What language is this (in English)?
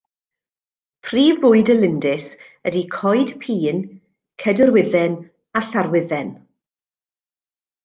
Welsh